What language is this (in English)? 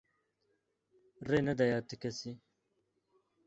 Kurdish